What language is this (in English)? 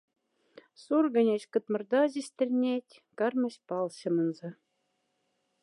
Moksha